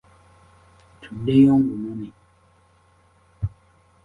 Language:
Ganda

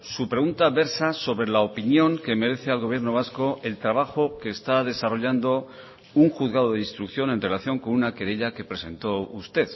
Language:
Spanish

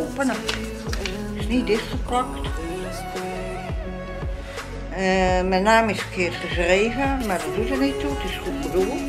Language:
Dutch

